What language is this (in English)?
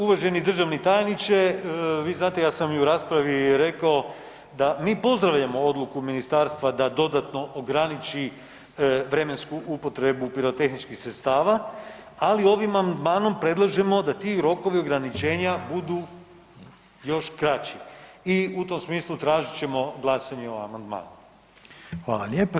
Croatian